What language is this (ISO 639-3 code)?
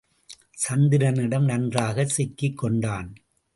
tam